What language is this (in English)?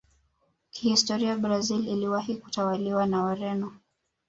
Swahili